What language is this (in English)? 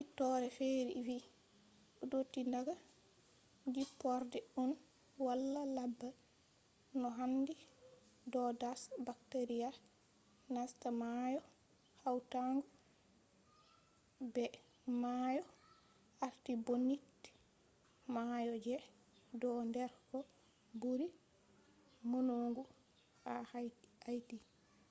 Fula